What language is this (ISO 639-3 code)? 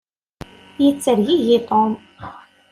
kab